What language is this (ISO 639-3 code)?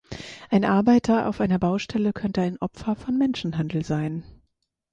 deu